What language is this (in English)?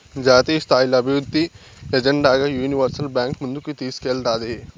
Telugu